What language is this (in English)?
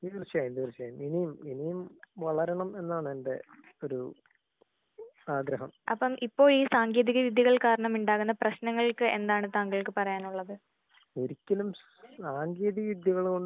Malayalam